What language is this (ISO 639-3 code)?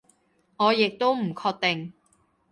yue